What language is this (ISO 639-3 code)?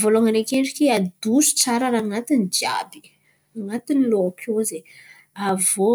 xmv